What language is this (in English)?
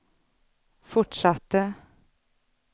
Swedish